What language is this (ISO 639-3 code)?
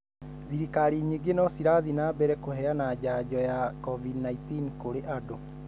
kik